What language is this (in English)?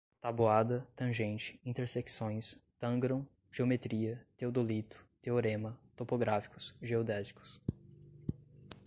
Portuguese